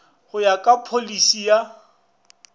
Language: Northern Sotho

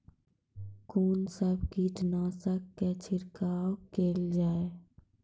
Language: Maithili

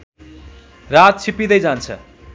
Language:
Nepali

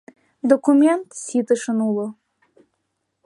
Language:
Mari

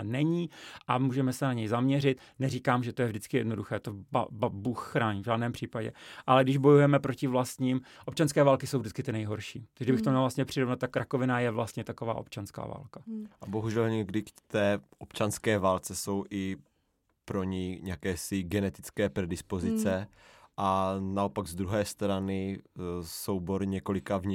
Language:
Czech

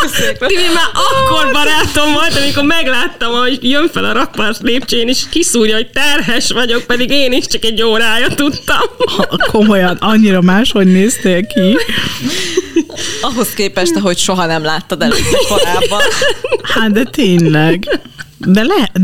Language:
Hungarian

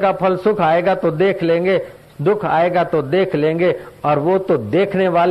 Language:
Hindi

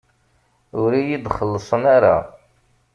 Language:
Kabyle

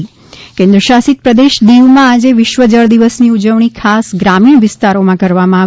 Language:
Gujarati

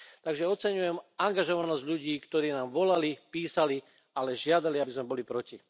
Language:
Slovak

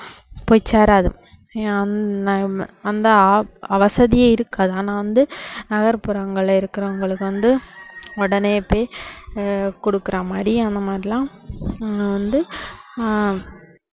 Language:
Tamil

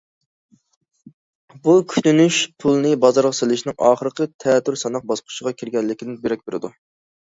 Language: Uyghur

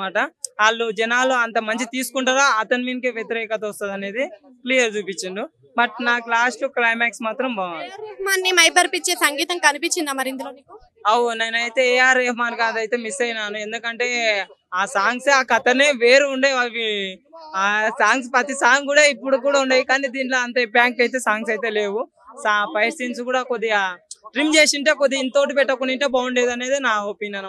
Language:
Telugu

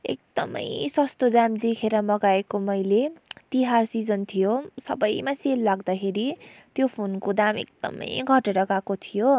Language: Nepali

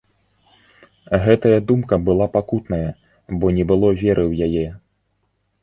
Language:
Belarusian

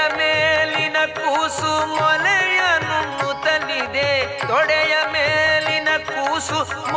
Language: Kannada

